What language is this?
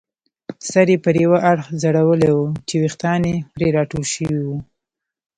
Pashto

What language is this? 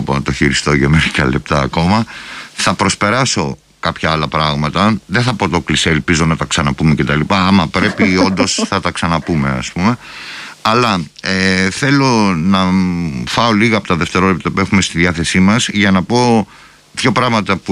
Greek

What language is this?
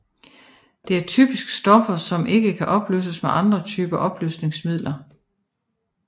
Danish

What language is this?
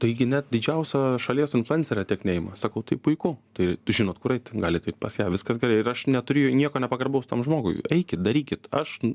Lithuanian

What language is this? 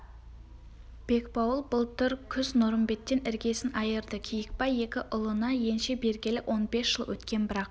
Kazakh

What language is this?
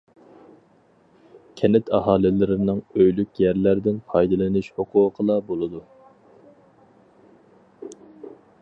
Uyghur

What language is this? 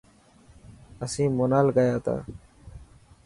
Dhatki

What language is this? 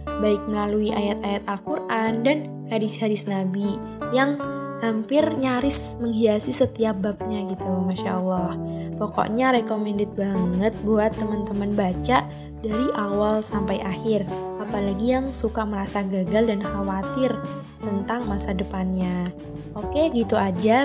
Indonesian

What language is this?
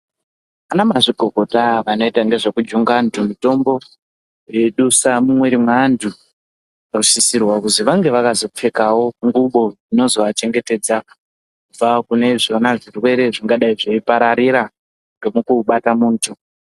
Ndau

